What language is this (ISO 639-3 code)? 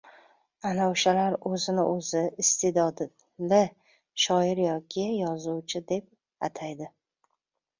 uzb